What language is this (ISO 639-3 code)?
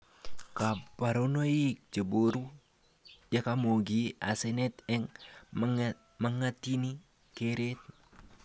kln